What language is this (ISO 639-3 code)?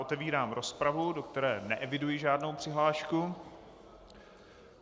ces